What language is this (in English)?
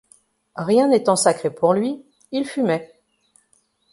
French